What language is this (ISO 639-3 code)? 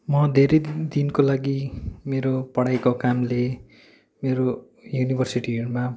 nep